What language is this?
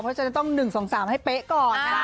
Thai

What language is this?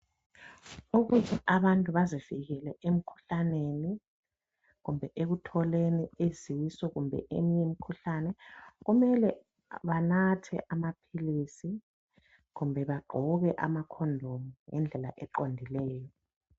North Ndebele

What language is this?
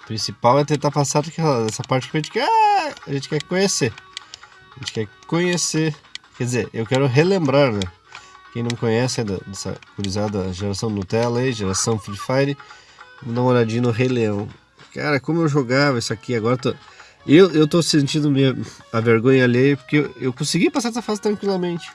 Portuguese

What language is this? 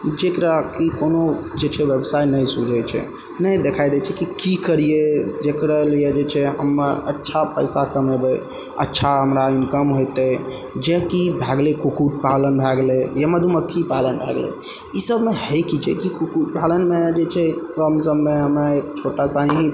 Maithili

